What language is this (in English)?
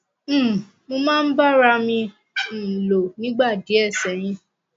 Yoruba